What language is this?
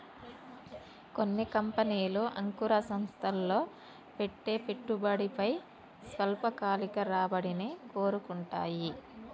Telugu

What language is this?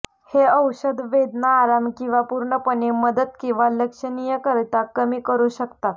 Marathi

